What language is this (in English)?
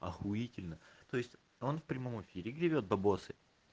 Russian